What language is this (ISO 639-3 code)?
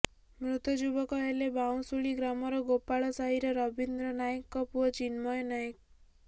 ori